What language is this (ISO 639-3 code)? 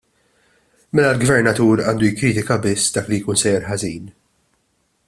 mlt